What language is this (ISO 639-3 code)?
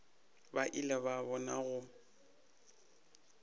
nso